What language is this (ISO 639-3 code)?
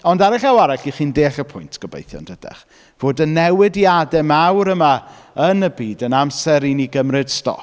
cym